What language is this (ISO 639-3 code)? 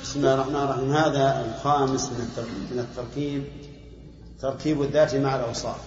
ara